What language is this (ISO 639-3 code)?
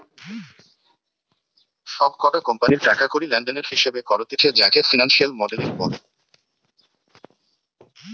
ben